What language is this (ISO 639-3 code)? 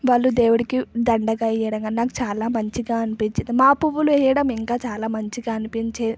tel